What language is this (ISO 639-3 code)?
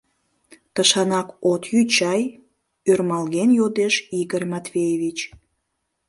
chm